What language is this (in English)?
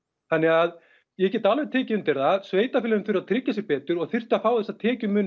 Icelandic